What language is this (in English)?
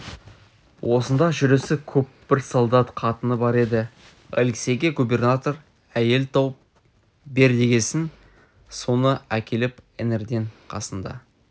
Kazakh